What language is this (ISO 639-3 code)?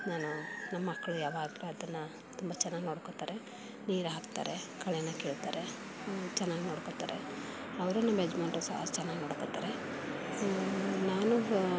kan